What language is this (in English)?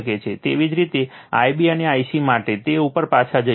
Gujarati